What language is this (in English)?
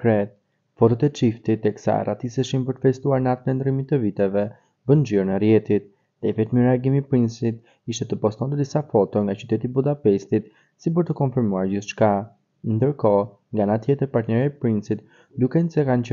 Romanian